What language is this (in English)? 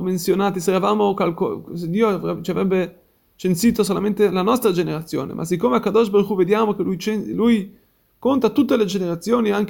Italian